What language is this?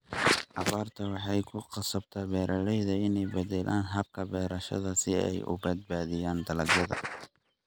Somali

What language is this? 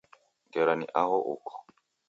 Taita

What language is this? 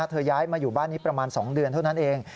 Thai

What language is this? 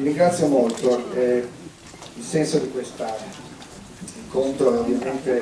Italian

